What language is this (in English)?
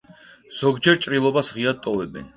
Georgian